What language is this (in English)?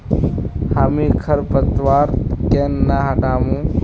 Magahi